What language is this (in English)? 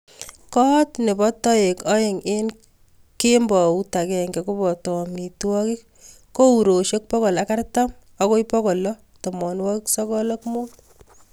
Kalenjin